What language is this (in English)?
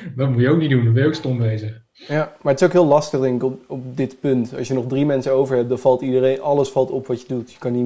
Dutch